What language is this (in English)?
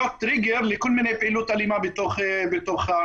Hebrew